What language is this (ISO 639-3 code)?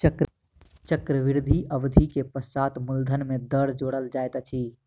mai